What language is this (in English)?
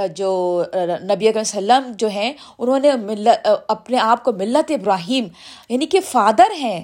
Urdu